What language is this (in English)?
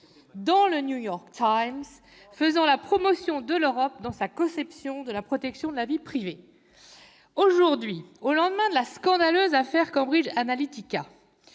French